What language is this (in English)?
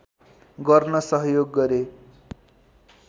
Nepali